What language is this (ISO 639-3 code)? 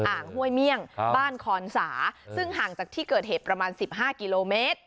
tha